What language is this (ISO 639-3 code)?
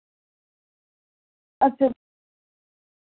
doi